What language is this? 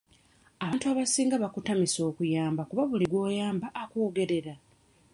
Ganda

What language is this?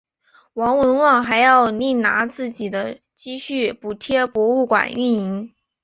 Chinese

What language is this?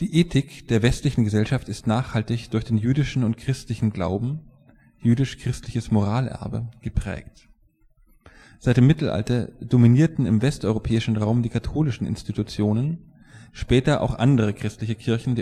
German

